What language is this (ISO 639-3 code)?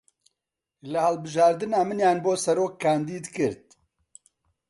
ckb